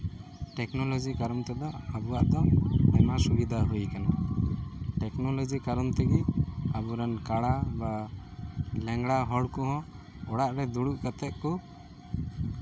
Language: Santali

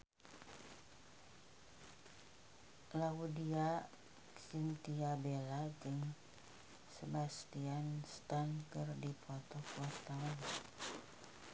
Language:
Sundanese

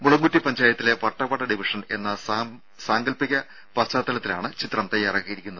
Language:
Malayalam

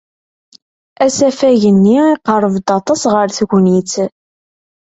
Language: Kabyle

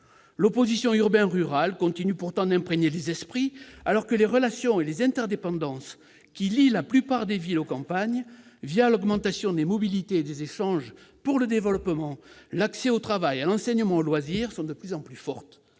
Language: French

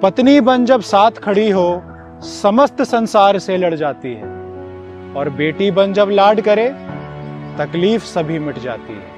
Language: Hindi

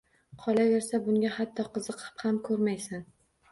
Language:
Uzbek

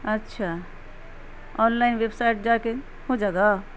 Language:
Urdu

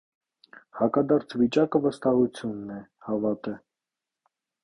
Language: Armenian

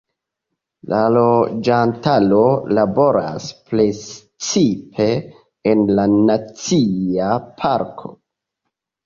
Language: Esperanto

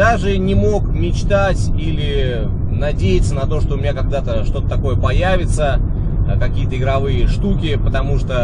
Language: Russian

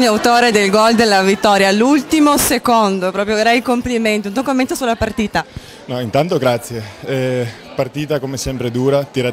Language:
Italian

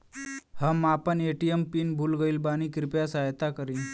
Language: Bhojpuri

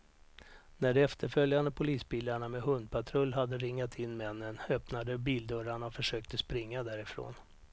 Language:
Swedish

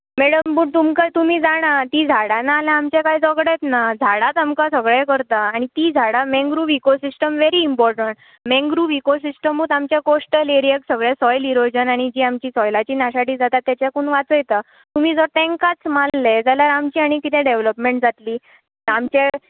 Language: Konkani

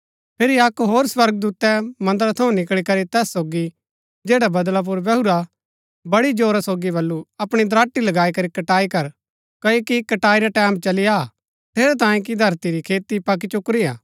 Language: Gaddi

